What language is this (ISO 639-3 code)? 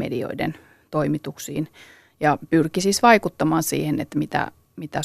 fin